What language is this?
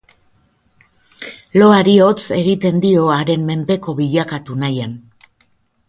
Basque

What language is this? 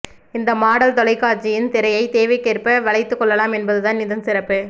Tamil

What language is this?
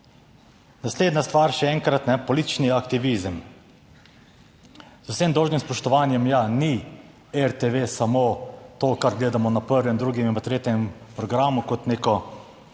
Slovenian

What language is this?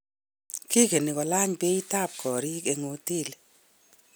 Kalenjin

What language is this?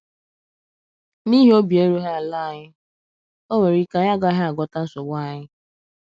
Igbo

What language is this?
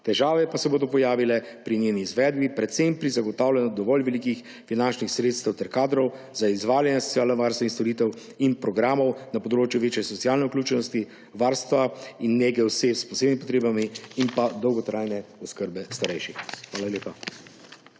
Slovenian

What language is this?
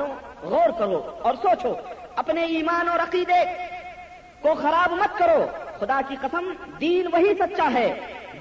Urdu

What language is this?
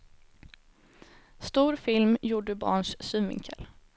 Swedish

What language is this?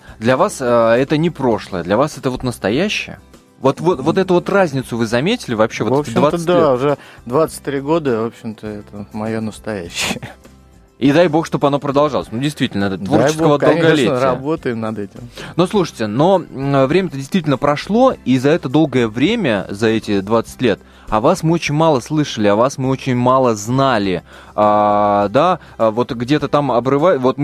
Russian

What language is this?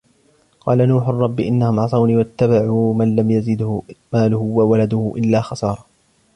Arabic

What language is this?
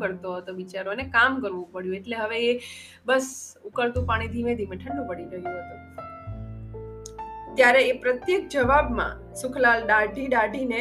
Gujarati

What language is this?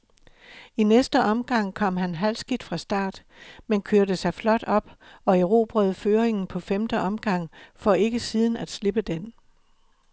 Danish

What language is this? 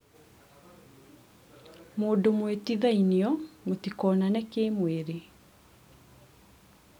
Kikuyu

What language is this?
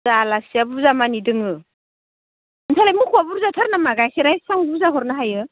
Bodo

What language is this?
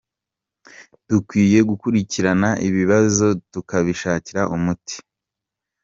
Kinyarwanda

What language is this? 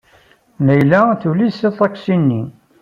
Kabyle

